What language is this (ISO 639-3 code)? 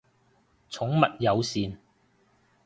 yue